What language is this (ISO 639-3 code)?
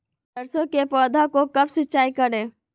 mag